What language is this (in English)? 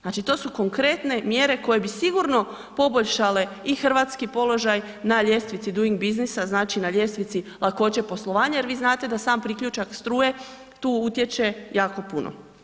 Croatian